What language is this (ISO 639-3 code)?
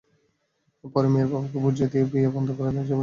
ben